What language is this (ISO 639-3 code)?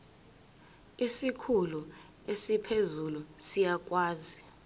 zul